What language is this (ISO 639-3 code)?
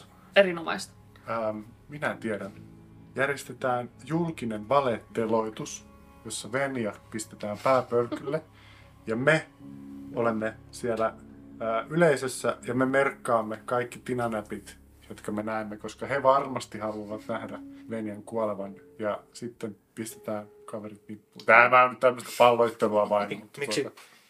fin